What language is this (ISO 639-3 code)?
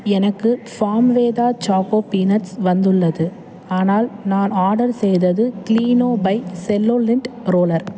tam